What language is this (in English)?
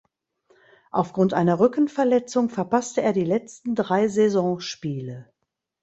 German